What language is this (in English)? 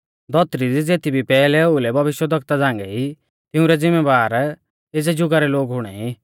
Mahasu Pahari